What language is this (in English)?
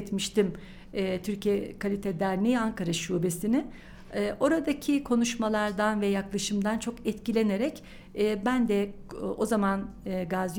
Turkish